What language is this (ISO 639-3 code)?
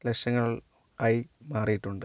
mal